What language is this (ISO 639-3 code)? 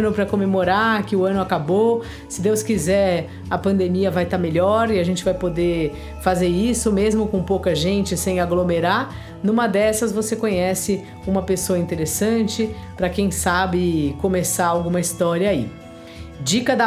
por